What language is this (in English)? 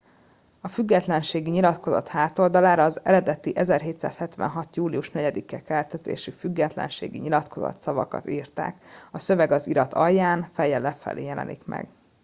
Hungarian